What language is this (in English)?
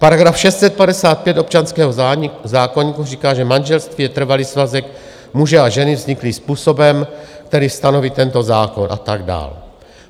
Czech